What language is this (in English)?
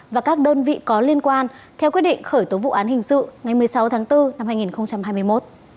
Vietnamese